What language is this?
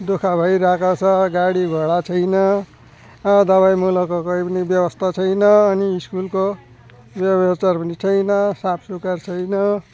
Nepali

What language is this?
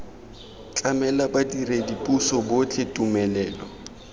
Tswana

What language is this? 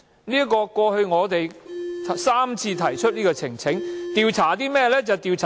Cantonese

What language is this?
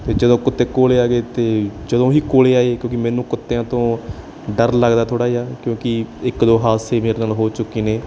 Punjabi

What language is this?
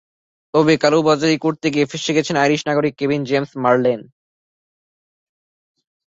Bangla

